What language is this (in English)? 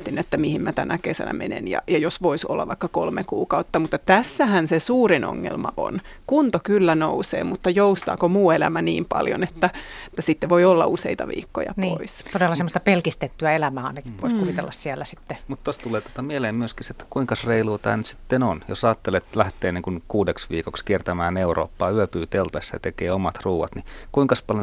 Finnish